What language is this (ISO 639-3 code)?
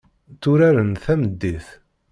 kab